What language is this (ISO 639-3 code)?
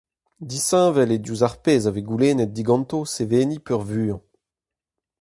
bre